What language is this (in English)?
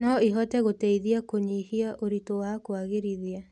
Kikuyu